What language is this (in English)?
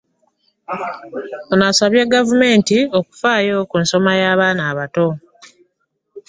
Ganda